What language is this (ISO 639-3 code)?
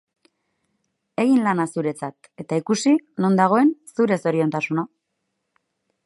eus